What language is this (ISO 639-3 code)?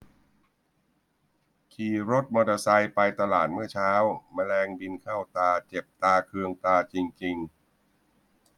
tha